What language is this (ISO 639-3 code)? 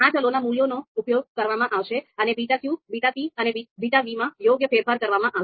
guj